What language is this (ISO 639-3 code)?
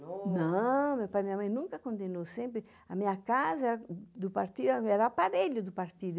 por